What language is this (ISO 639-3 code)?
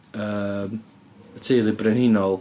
cym